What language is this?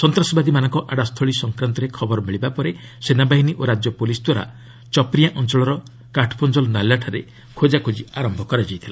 Odia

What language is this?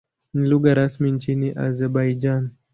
Swahili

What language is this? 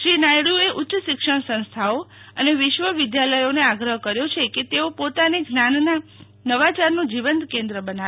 Gujarati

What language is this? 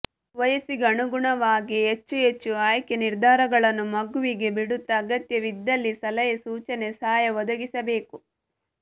Kannada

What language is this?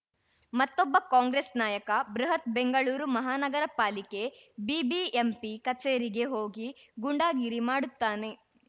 Kannada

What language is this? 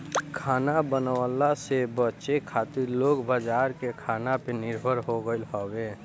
Bhojpuri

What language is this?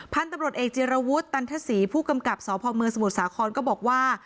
Thai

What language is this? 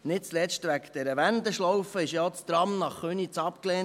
Swiss German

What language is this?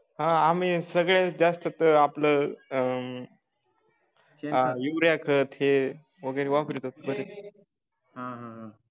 Marathi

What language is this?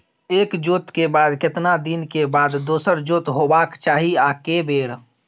Maithili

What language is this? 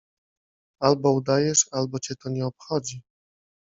Polish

